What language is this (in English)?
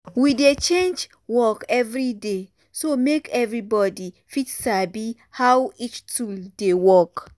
Nigerian Pidgin